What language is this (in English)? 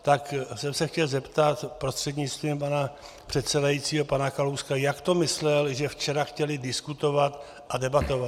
Czech